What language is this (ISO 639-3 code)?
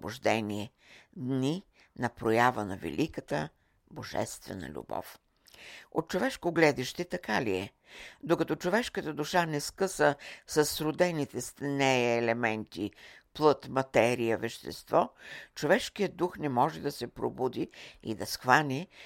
bul